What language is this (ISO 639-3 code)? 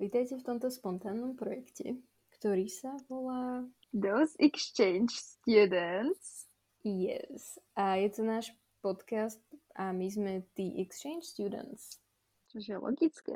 slk